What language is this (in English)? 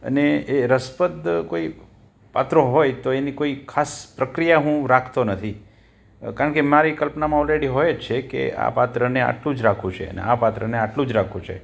Gujarati